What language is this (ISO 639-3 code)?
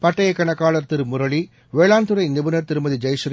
tam